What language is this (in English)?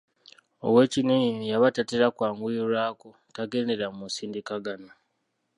Ganda